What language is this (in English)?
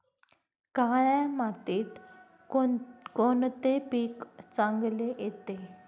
Marathi